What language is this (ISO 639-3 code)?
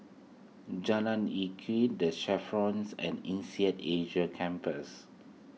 eng